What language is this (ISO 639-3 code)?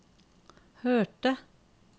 nor